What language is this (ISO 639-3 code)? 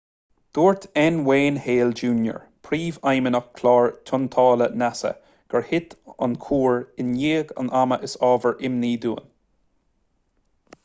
gle